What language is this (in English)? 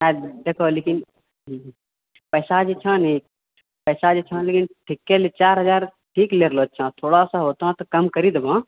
Maithili